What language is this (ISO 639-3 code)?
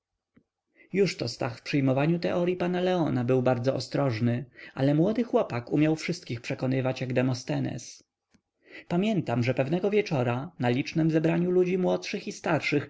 pol